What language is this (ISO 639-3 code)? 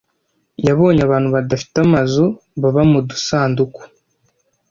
kin